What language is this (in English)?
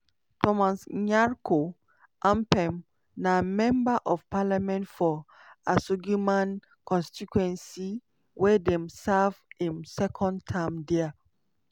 Nigerian Pidgin